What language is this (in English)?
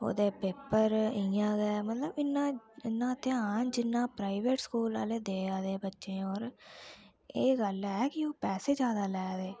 Dogri